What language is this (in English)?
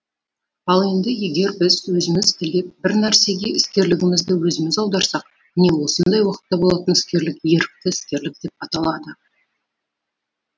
Kazakh